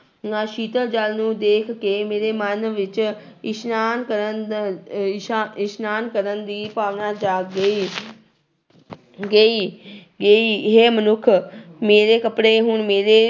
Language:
Punjabi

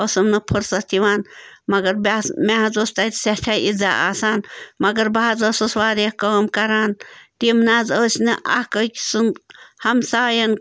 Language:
Kashmiri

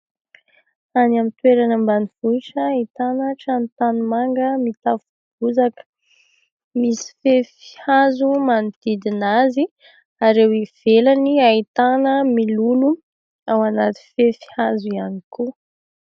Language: Malagasy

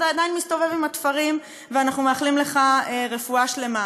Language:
Hebrew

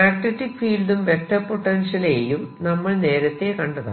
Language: Malayalam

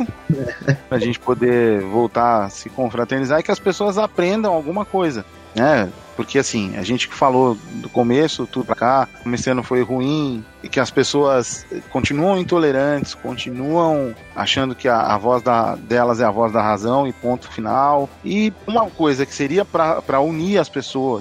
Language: Portuguese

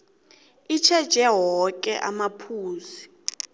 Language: South Ndebele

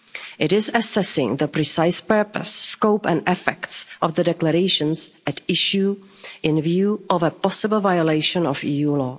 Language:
English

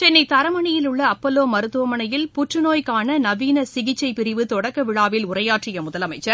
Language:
Tamil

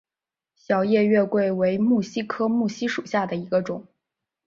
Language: Chinese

